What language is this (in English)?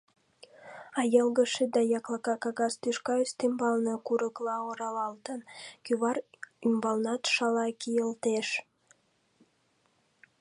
Mari